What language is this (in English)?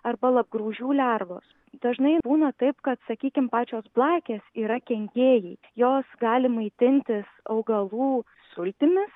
Lithuanian